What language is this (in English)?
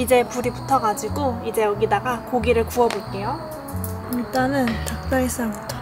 Korean